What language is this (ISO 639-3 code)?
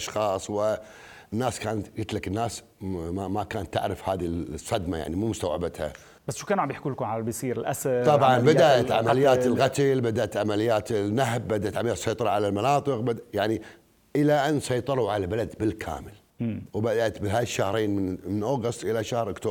ara